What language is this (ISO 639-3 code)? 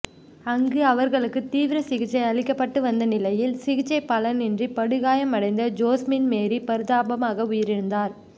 tam